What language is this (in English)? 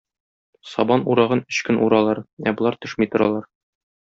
Tatar